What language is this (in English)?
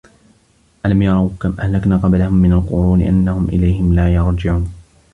Arabic